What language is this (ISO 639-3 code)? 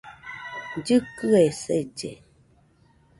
hux